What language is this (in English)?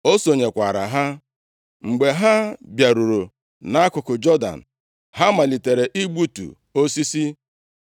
Igbo